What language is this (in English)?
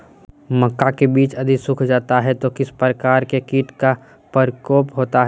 Magahi